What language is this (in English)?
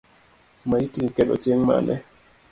Luo (Kenya and Tanzania)